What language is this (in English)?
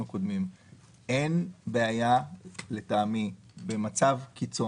Hebrew